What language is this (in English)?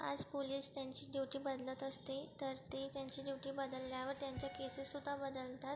Marathi